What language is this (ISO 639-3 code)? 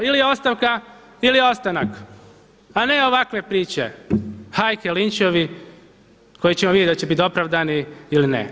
hrv